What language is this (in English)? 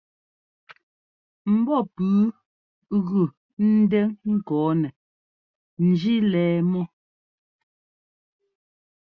Ngomba